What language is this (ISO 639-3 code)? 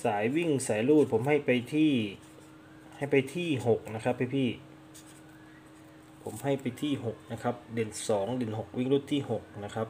tha